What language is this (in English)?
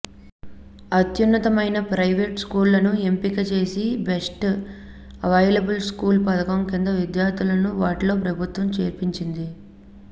Telugu